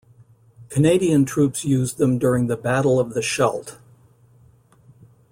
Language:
English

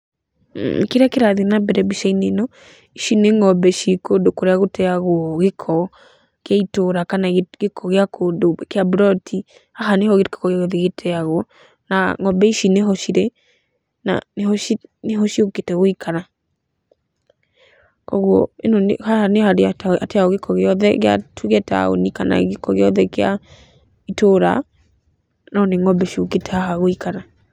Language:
Kikuyu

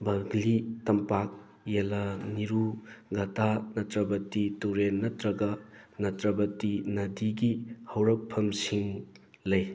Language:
Manipuri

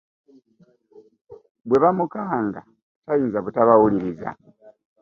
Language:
Ganda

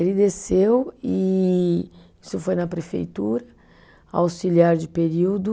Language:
Portuguese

